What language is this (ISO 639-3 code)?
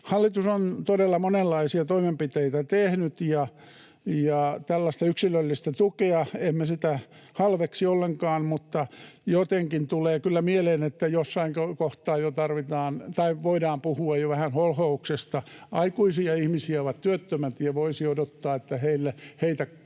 fin